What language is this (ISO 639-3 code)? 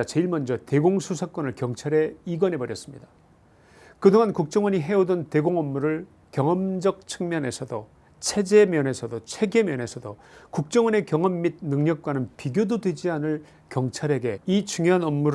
kor